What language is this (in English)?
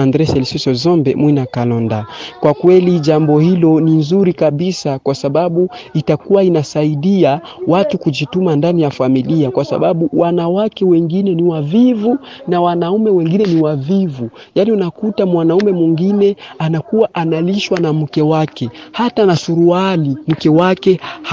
Swahili